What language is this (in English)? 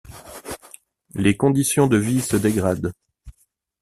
French